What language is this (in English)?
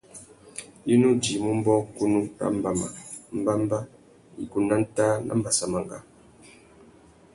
Tuki